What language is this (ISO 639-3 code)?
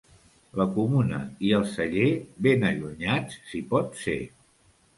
cat